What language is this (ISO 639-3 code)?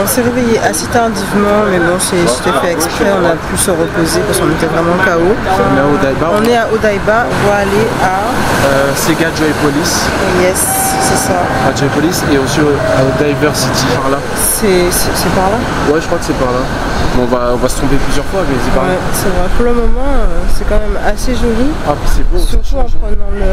fra